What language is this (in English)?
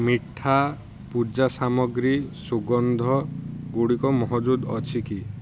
Odia